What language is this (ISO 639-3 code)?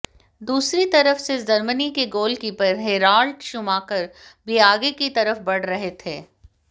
hin